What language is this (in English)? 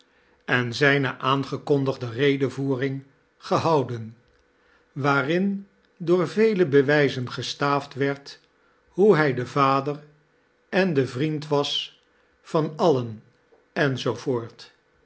Dutch